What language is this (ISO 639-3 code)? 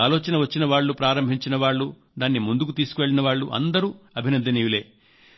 tel